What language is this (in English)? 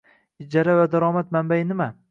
Uzbek